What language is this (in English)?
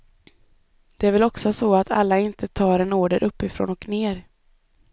Swedish